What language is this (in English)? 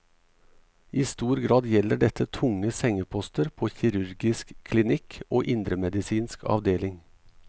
Norwegian